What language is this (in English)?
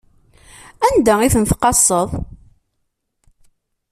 Kabyle